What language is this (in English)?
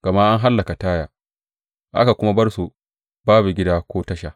Hausa